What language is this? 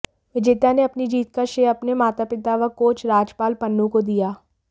Hindi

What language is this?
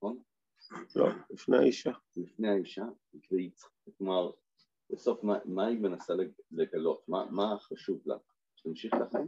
Hebrew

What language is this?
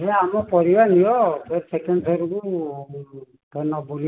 Odia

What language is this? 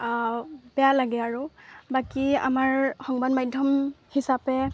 Assamese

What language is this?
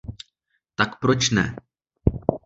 Czech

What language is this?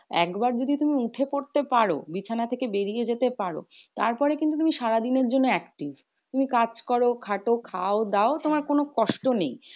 Bangla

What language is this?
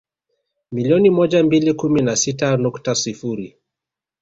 Swahili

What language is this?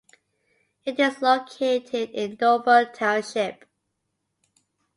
English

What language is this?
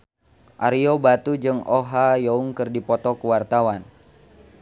Sundanese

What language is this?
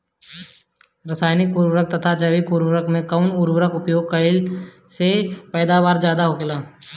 Bhojpuri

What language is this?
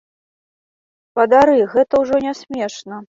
Belarusian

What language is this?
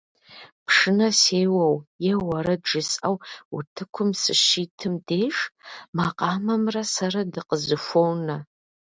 Kabardian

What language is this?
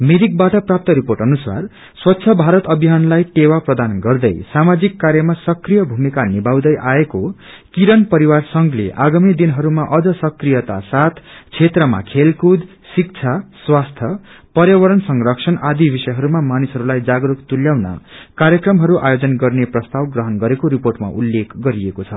Nepali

